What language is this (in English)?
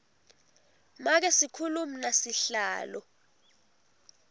Swati